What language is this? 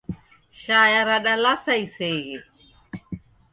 Taita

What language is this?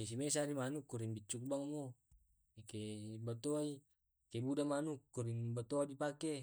Tae'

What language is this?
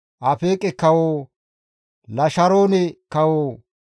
Gamo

